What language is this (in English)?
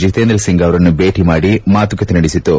Kannada